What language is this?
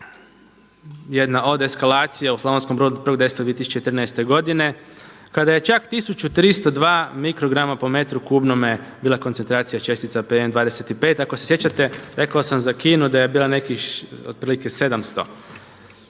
Croatian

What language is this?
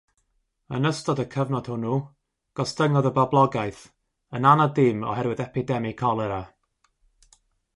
Welsh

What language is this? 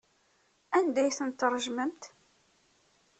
Kabyle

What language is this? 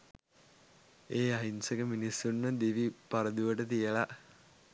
Sinhala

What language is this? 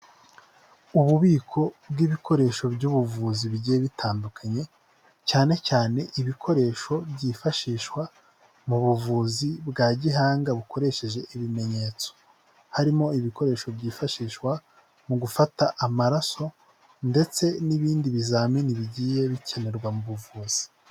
Kinyarwanda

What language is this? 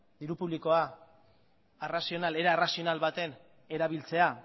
Basque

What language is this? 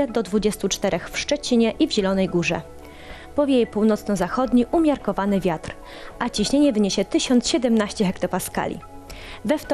Polish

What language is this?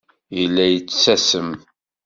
Kabyle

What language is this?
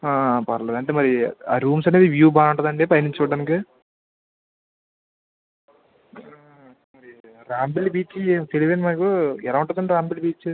Telugu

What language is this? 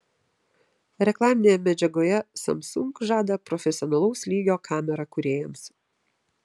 Lithuanian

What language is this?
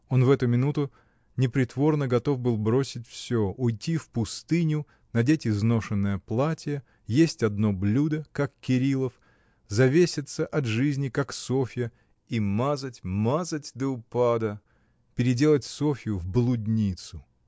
Russian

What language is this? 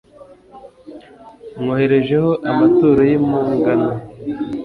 Kinyarwanda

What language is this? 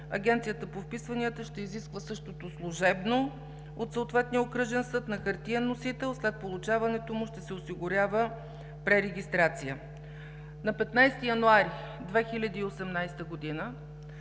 Bulgarian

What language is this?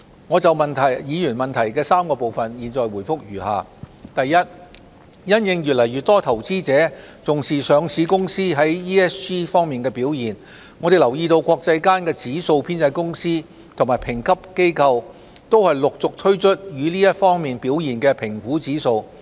Cantonese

